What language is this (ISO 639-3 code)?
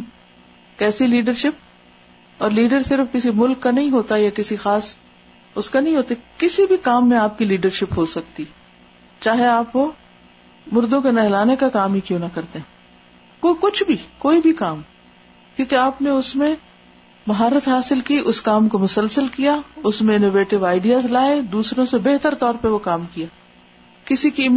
urd